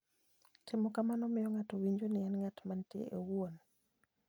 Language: Luo (Kenya and Tanzania)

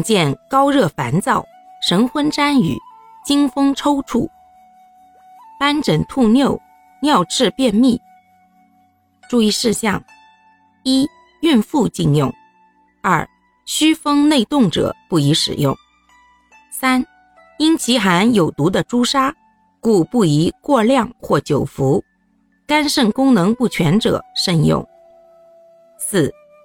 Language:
Chinese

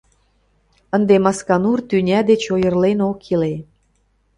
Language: Mari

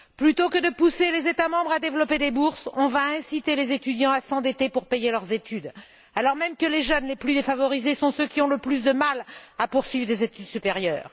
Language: French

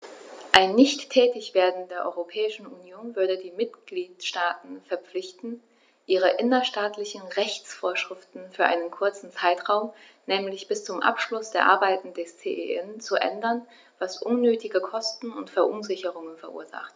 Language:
German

